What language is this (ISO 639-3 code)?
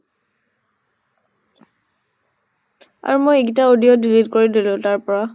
asm